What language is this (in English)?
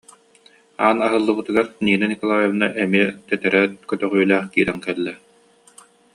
Yakut